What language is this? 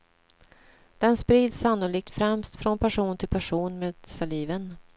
Swedish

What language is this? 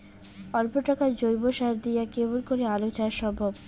Bangla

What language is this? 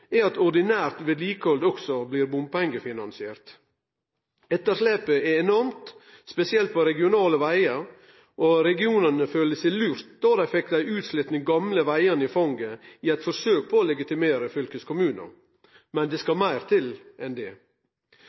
Norwegian Nynorsk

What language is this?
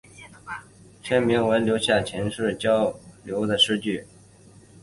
Chinese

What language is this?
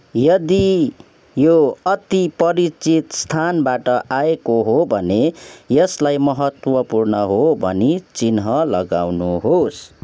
Nepali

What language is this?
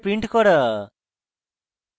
Bangla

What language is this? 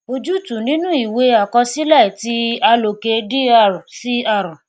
Yoruba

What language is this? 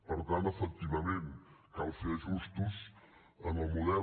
Catalan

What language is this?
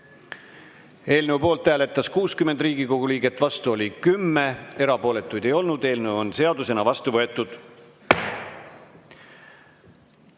Estonian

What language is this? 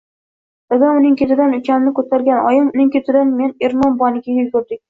Uzbek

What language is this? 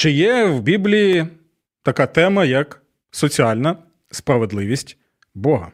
Ukrainian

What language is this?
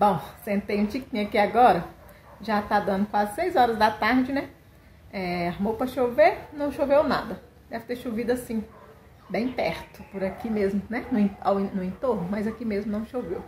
Portuguese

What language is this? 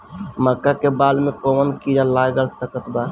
Bhojpuri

